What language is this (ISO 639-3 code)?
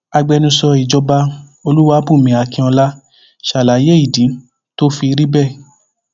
yor